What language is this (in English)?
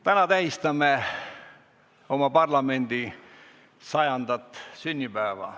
Estonian